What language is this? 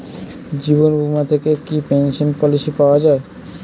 Bangla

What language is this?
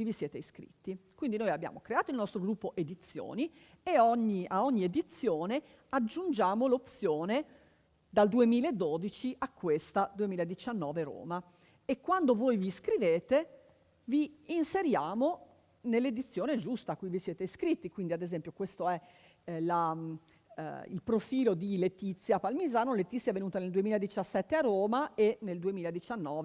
Italian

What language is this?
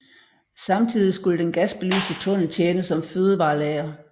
Danish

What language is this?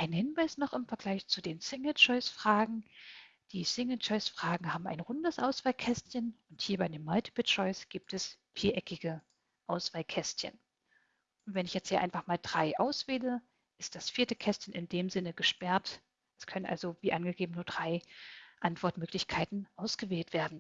German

